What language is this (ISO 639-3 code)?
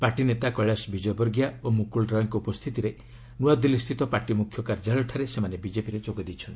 ori